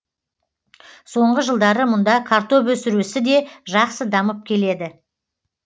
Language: Kazakh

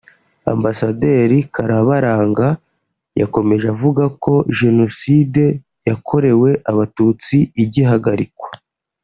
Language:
Kinyarwanda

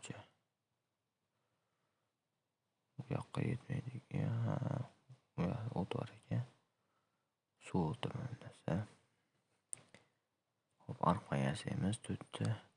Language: Uzbek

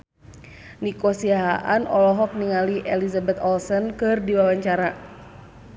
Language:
Sundanese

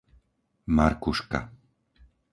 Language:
Slovak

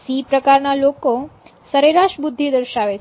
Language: Gujarati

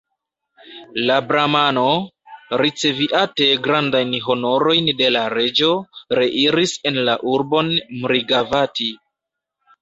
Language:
Esperanto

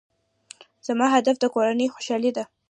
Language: Pashto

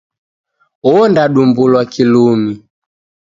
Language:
Taita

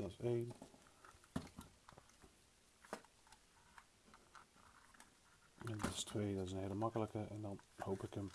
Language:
Dutch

